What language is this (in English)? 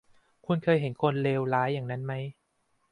Thai